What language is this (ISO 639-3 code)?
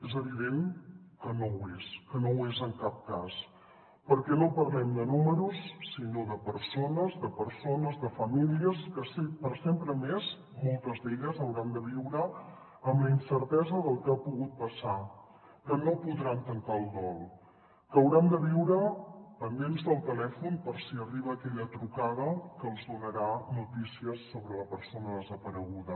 cat